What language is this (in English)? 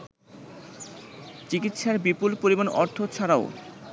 Bangla